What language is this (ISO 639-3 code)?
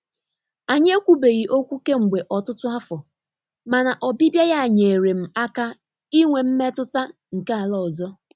ibo